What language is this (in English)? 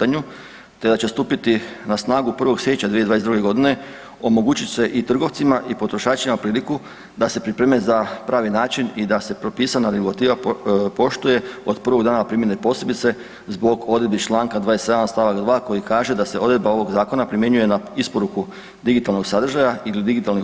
Croatian